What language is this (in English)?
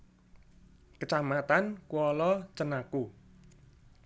Javanese